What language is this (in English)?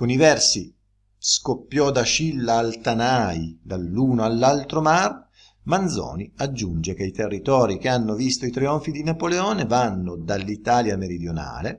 Italian